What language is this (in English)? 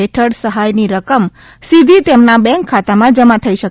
Gujarati